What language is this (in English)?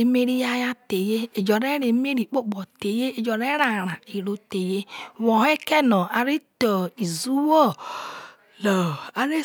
Isoko